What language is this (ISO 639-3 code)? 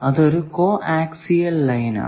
mal